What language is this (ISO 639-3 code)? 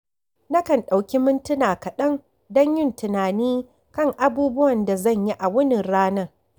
hau